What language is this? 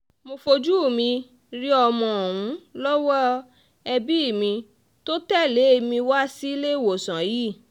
Yoruba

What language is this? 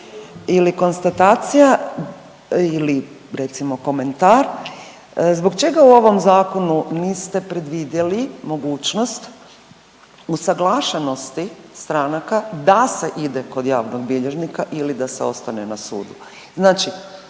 Croatian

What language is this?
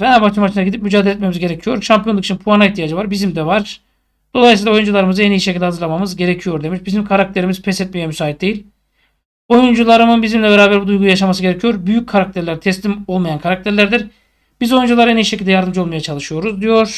Turkish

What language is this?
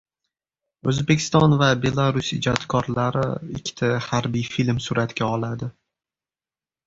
Uzbek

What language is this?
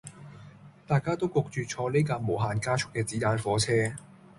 Cantonese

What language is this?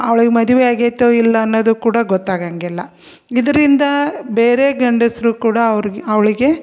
Kannada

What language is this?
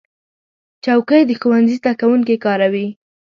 Pashto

